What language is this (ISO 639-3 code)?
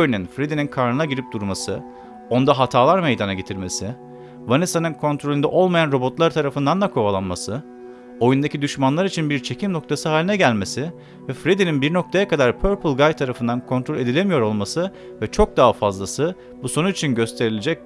tur